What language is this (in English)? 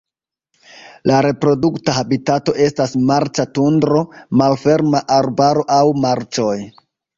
Esperanto